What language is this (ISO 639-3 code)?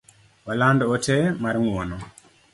luo